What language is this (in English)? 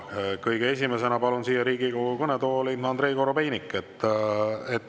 Estonian